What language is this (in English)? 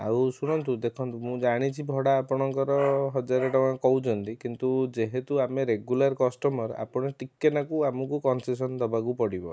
Odia